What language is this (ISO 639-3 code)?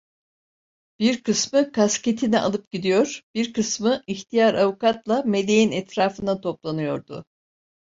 tur